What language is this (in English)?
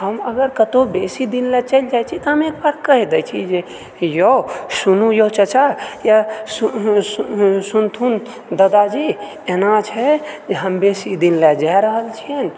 Maithili